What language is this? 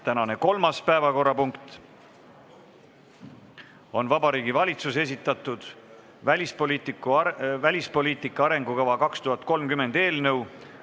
Estonian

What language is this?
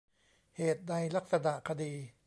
Thai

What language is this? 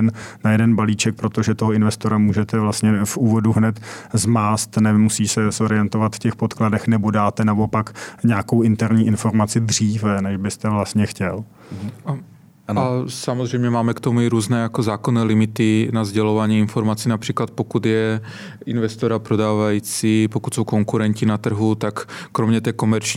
Czech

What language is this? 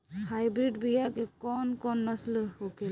Bhojpuri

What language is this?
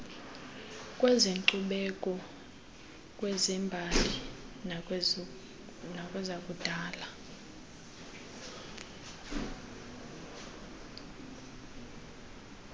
Xhosa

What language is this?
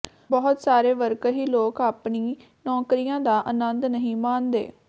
Punjabi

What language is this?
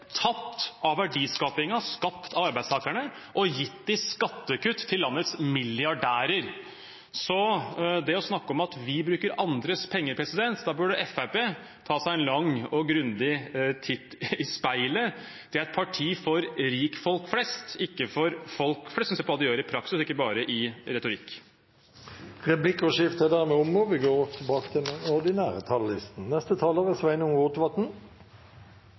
Norwegian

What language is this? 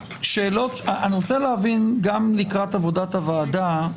Hebrew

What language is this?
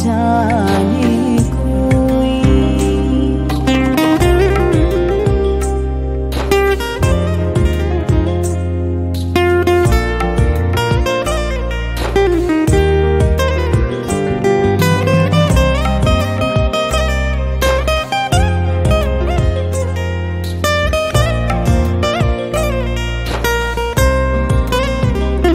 Hindi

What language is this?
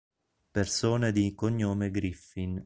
Italian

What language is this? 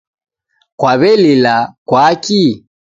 Taita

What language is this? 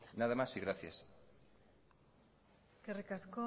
Basque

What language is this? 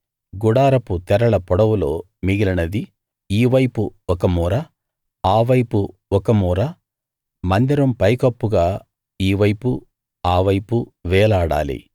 Telugu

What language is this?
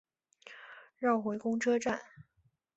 Chinese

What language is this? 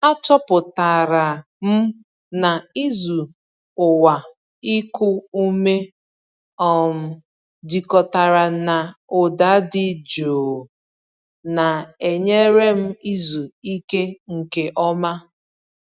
Igbo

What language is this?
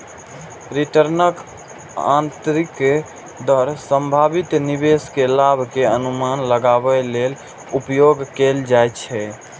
Maithili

